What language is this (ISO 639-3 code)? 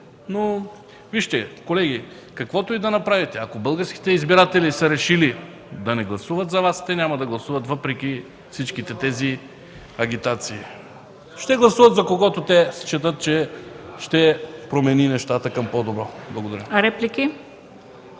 bul